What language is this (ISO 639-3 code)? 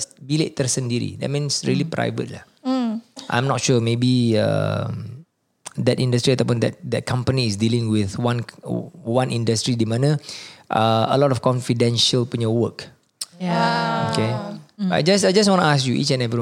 msa